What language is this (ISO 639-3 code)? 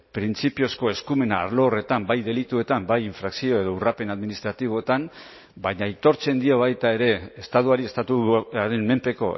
eus